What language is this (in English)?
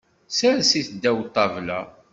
Kabyle